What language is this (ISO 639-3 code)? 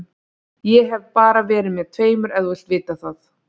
isl